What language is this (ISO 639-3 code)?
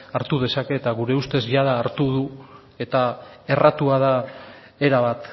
eus